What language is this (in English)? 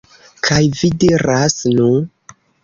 Esperanto